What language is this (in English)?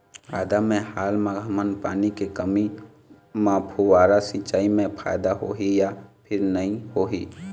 Chhattisgarhi